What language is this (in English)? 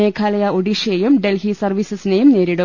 Malayalam